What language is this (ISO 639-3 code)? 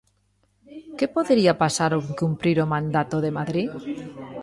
glg